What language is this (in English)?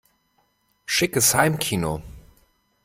German